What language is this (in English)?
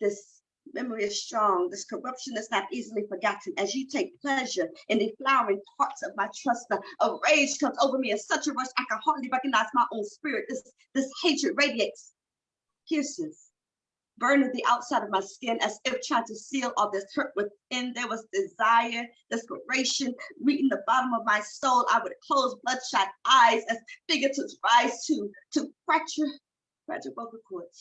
English